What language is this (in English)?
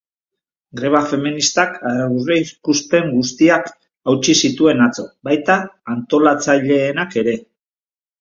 Basque